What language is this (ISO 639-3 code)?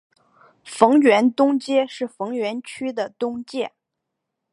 zho